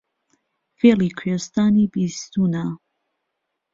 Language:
Central Kurdish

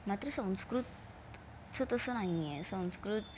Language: Marathi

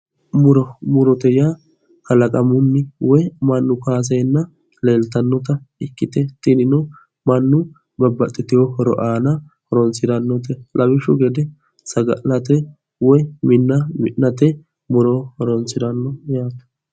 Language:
Sidamo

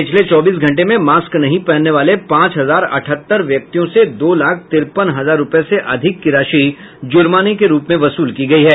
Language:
Hindi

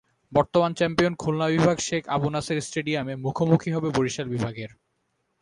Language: Bangla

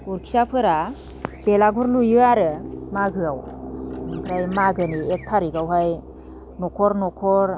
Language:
Bodo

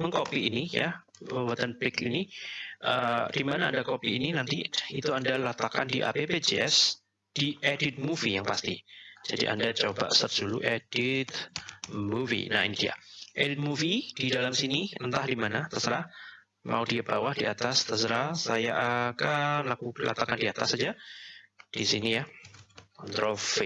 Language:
Indonesian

